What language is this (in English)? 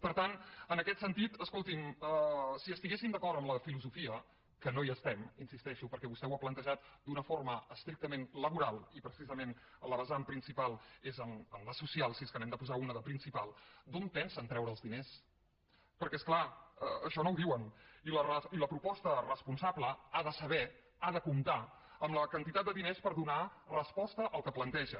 Catalan